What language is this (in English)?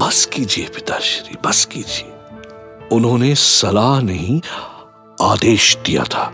Hindi